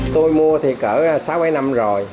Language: Vietnamese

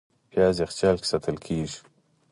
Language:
Pashto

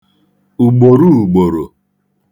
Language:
Igbo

